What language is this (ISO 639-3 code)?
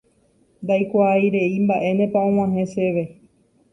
grn